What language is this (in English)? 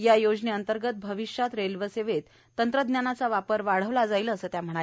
Marathi